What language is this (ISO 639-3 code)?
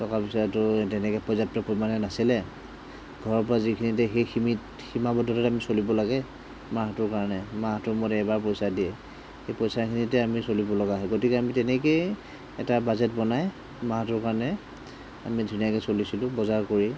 asm